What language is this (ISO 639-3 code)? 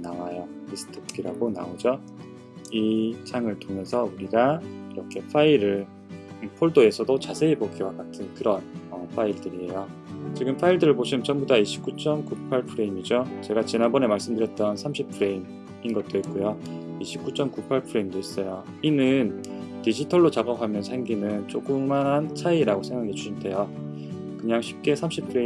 kor